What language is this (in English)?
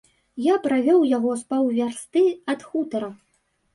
Belarusian